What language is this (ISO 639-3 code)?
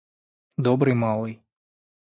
rus